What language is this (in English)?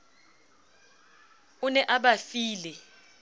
Southern Sotho